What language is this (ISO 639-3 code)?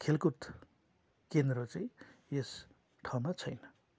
nep